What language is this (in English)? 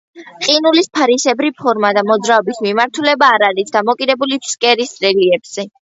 Georgian